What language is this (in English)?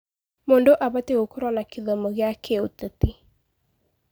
Kikuyu